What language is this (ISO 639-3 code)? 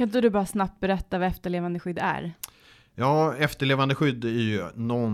swe